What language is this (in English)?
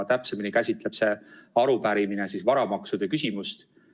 Estonian